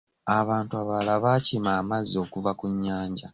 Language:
Ganda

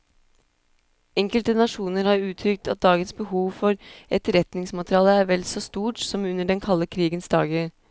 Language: Norwegian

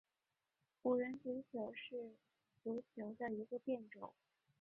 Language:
Chinese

